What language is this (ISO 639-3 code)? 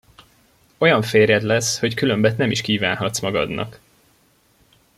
hun